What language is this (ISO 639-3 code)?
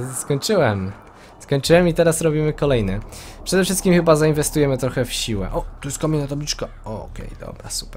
pol